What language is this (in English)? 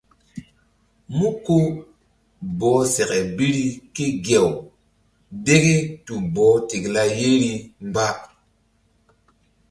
Mbum